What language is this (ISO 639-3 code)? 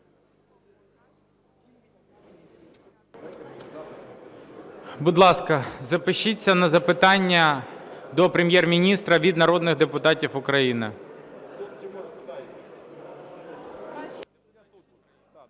ukr